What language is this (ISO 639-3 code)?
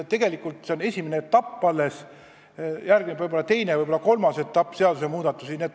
est